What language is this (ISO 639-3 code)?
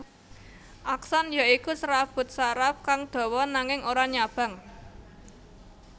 jav